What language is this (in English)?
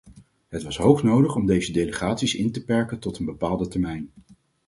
Dutch